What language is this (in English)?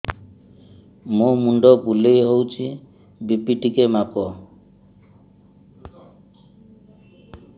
Odia